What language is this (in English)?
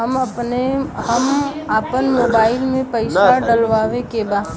Bhojpuri